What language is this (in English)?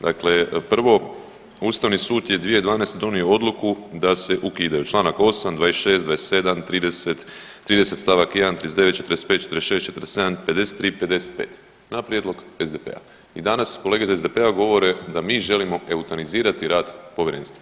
Croatian